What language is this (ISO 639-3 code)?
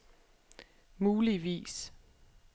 dan